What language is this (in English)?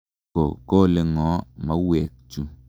Kalenjin